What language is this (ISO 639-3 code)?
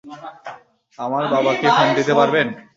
ben